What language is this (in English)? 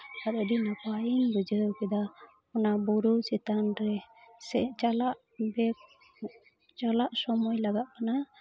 Santali